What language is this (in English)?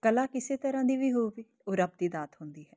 Punjabi